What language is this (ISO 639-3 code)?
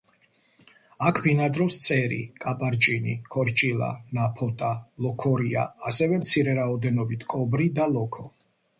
kat